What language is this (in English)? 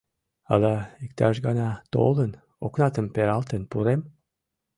Mari